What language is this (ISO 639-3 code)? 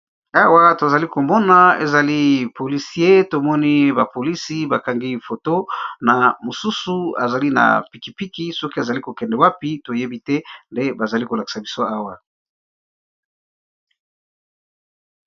lin